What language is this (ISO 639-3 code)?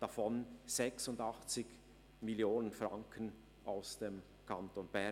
gsw